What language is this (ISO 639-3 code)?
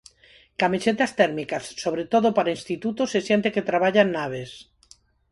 glg